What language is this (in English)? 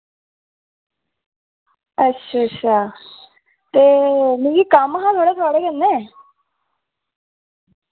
Dogri